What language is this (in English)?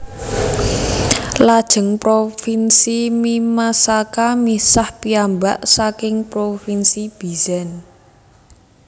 Javanese